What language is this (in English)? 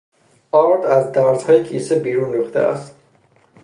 Persian